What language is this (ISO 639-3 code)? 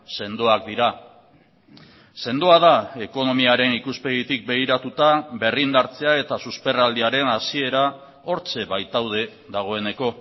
eus